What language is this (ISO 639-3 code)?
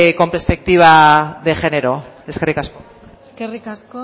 eus